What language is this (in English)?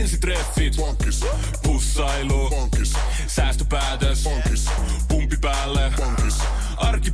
Finnish